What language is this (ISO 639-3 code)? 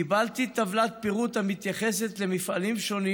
heb